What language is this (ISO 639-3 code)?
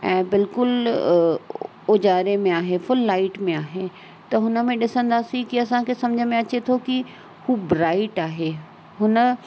snd